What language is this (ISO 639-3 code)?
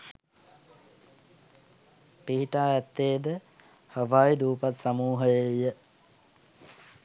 sin